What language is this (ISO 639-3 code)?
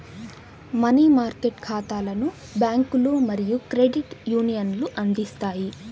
tel